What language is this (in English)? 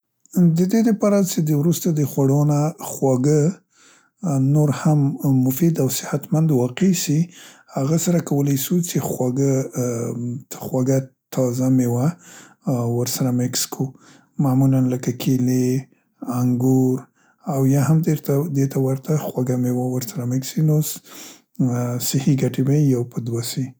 Central Pashto